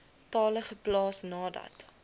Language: Afrikaans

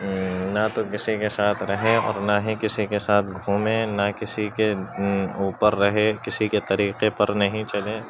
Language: Urdu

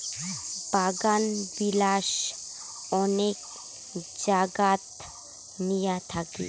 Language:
Bangla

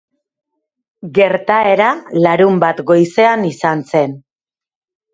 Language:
Basque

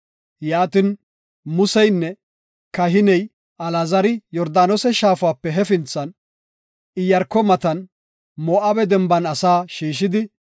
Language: Gofa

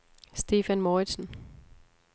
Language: Danish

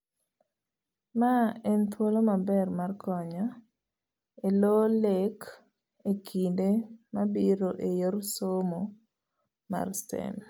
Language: Luo (Kenya and Tanzania)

